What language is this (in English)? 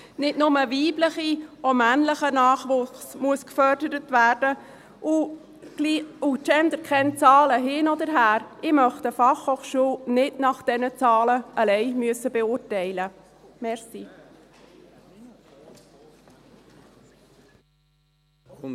Swiss German